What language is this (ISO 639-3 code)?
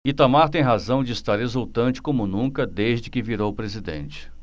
por